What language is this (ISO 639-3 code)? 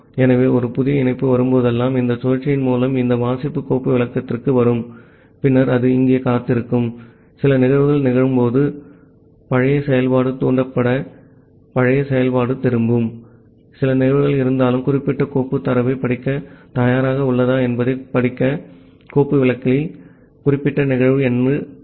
tam